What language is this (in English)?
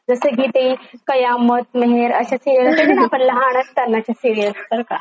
Marathi